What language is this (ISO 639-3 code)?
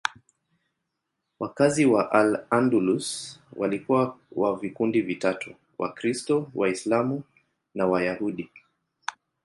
swa